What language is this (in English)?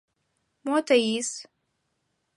Mari